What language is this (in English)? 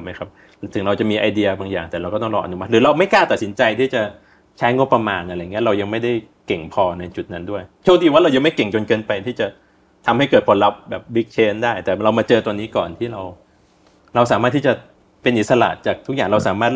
Thai